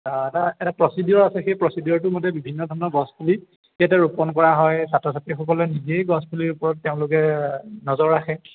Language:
Assamese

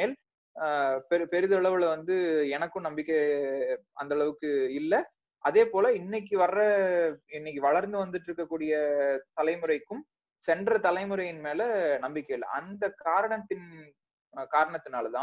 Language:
Tamil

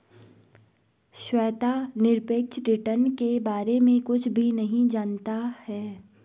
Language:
Hindi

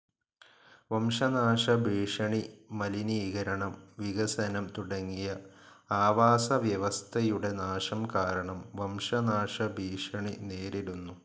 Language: Malayalam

